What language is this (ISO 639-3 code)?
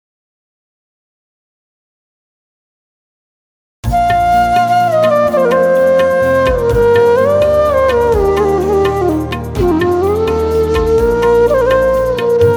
urd